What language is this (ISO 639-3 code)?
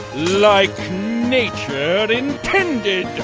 eng